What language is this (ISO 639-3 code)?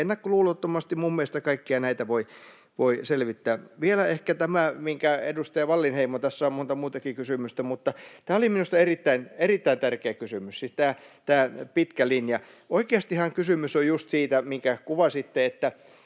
fin